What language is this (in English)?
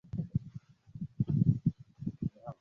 Swahili